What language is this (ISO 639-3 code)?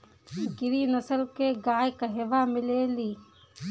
bho